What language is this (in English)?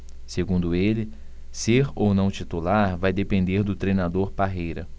Portuguese